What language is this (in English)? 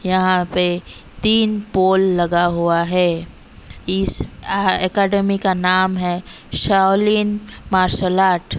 Hindi